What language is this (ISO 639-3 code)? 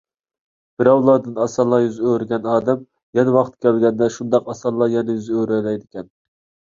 uig